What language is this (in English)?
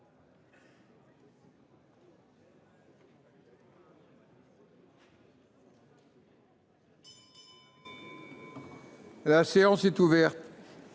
French